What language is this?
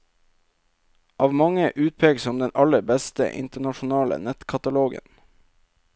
Norwegian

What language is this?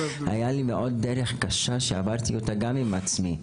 Hebrew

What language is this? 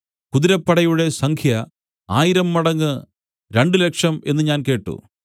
Malayalam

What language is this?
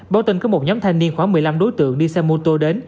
Vietnamese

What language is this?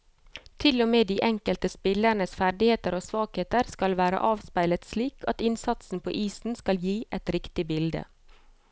Norwegian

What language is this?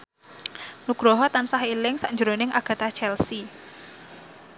Javanese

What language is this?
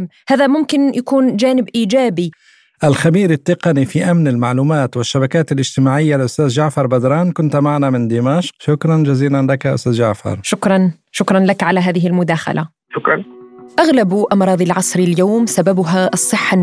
Arabic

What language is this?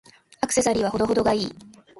Japanese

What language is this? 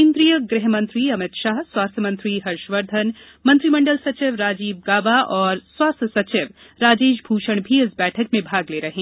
Hindi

